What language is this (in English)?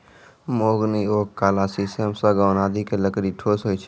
Maithili